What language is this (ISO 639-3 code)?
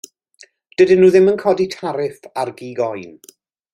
cym